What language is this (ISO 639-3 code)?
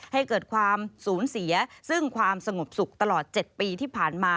tha